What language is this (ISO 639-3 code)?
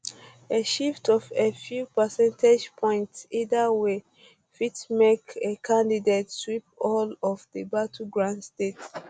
pcm